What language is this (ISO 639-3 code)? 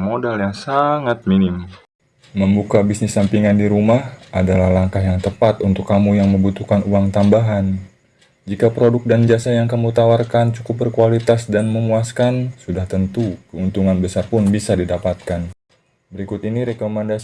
ind